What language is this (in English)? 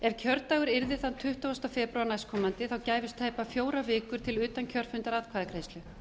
Icelandic